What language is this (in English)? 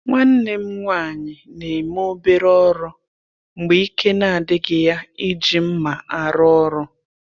Igbo